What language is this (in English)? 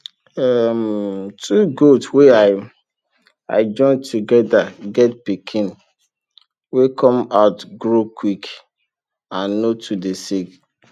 Nigerian Pidgin